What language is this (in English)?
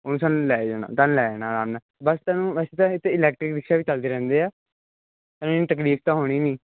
Punjabi